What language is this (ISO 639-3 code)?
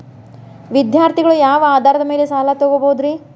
kan